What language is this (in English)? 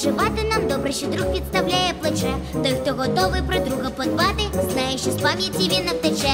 Ukrainian